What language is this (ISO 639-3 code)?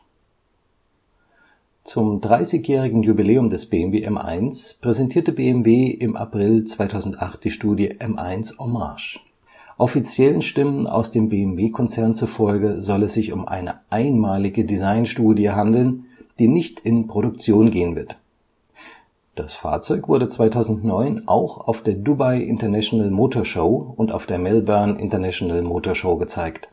deu